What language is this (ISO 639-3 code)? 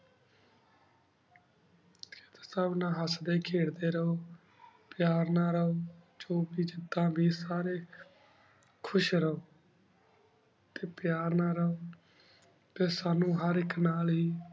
pan